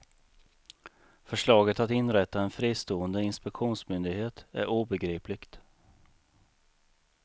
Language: Swedish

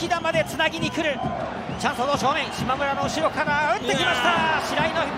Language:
Japanese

